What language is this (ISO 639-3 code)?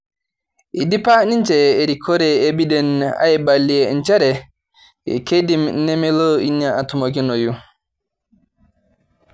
mas